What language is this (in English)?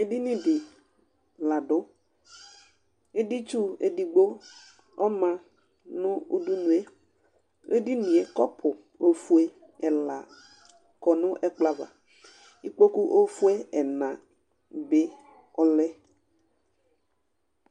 Ikposo